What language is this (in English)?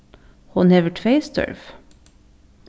Faroese